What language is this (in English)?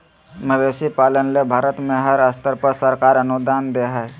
Magahi